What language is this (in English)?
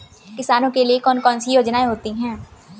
Hindi